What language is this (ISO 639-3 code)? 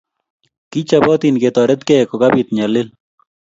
kln